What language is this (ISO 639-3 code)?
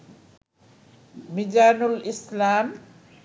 ben